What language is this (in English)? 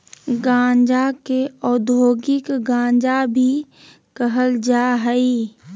Magahi